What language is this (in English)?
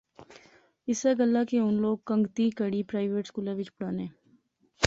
Pahari-Potwari